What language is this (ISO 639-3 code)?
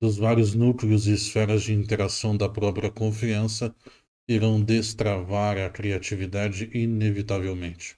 por